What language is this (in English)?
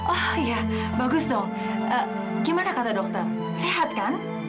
Indonesian